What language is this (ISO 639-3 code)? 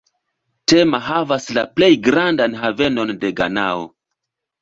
epo